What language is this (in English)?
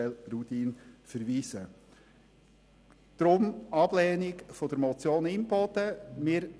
Swiss German